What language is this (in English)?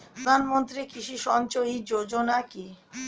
Bangla